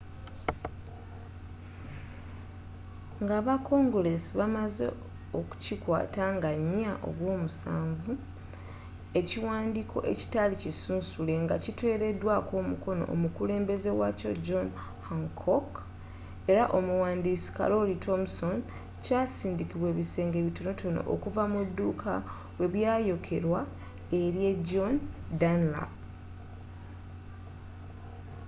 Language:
Ganda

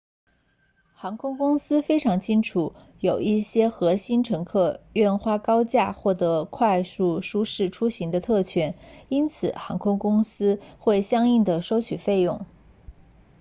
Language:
Chinese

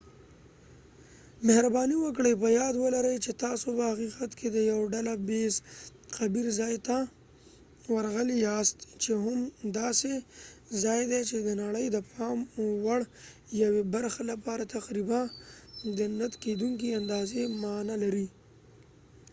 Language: Pashto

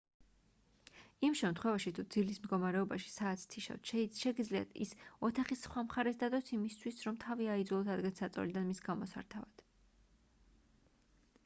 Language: Georgian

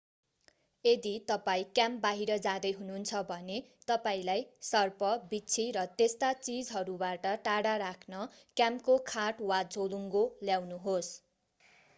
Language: Nepali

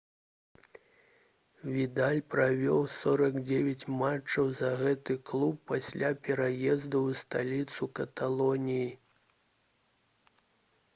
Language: Belarusian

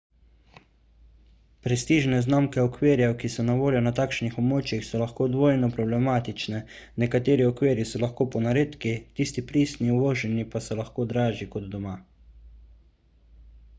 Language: Slovenian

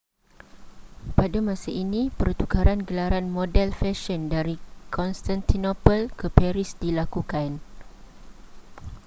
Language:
Malay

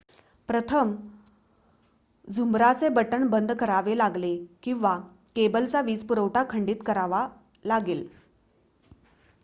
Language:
Marathi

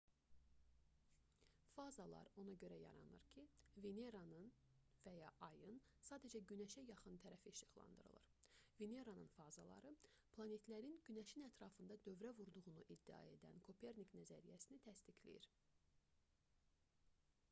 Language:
Azerbaijani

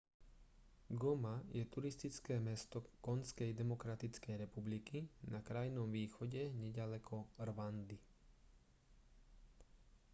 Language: Slovak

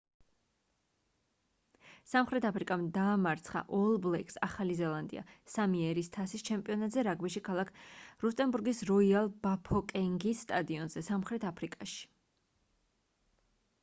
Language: Georgian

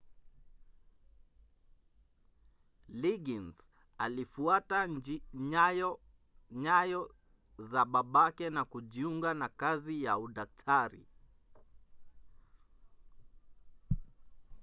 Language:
Swahili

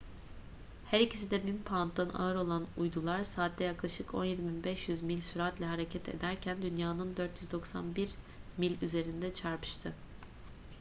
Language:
Turkish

